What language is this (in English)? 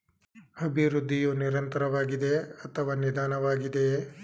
Kannada